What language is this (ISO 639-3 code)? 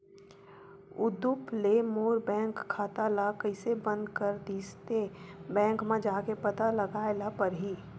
hne